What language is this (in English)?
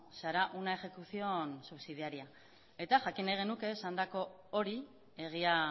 Basque